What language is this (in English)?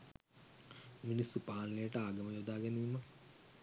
Sinhala